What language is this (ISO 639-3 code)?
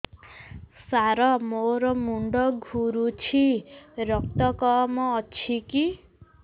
ori